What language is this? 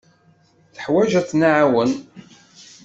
Kabyle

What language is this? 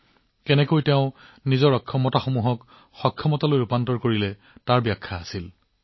Assamese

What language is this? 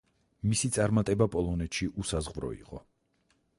Georgian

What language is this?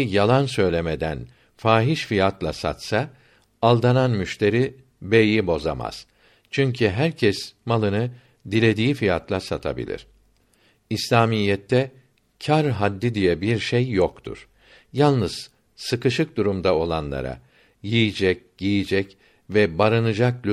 Turkish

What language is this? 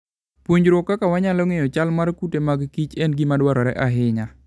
Luo (Kenya and Tanzania)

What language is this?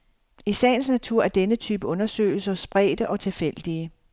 Danish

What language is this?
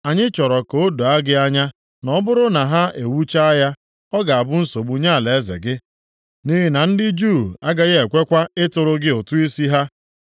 Igbo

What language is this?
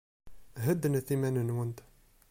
Kabyle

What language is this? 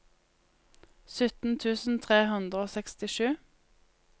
Norwegian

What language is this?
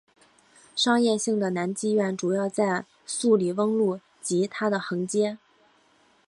Chinese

